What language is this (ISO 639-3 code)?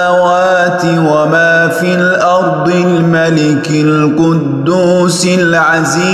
ara